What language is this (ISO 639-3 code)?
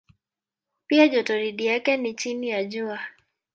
swa